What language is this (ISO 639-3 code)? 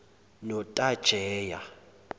zul